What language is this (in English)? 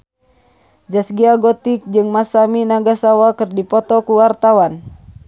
Sundanese